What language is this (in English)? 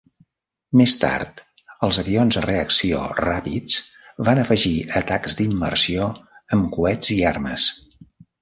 Catalan